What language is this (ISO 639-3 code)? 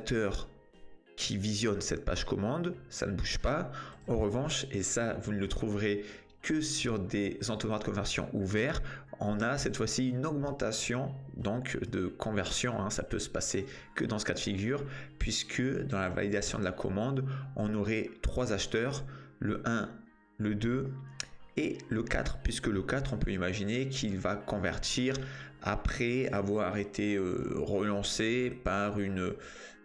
fra